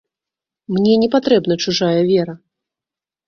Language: Belarusian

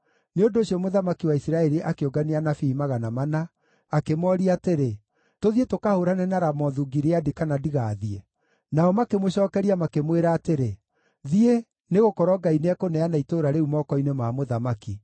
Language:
Kikuyu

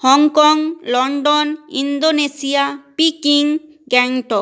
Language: Bangla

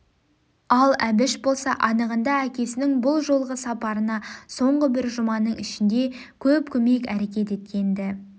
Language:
Kazakh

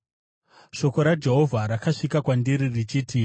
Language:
Shona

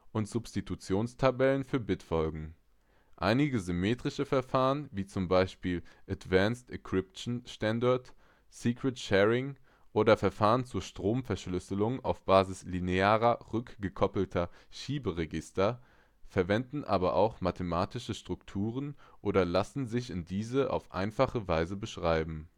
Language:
German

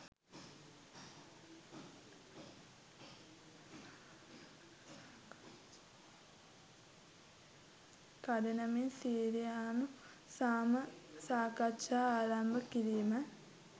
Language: Sinhala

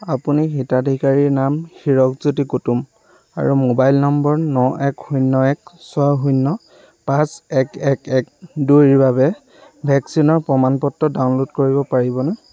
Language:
Assamese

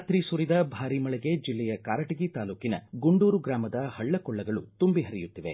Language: Kannada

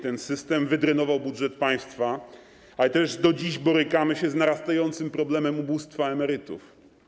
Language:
Polish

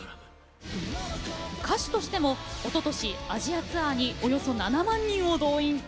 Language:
Japanese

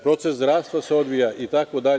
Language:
Serbian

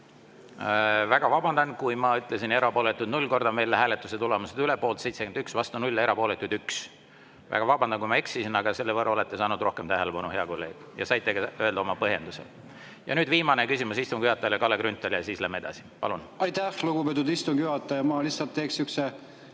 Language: Estonian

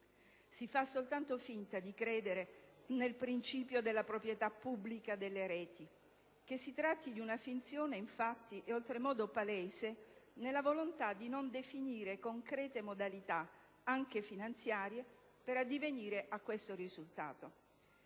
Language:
Italian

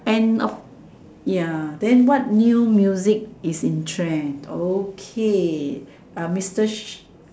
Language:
English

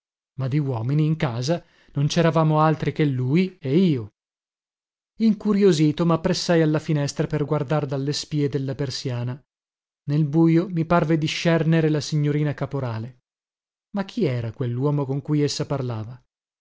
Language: Italian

